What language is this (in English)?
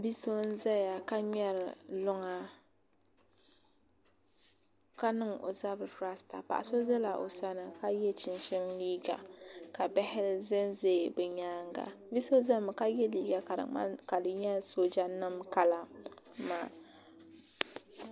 Dagbani